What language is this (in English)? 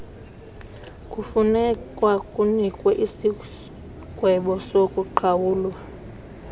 Xhosa